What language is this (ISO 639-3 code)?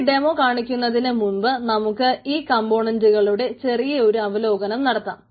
mal